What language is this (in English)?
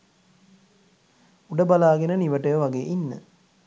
Sinhala